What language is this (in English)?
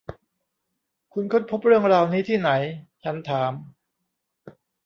Thai